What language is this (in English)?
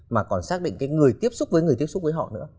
Vietnamese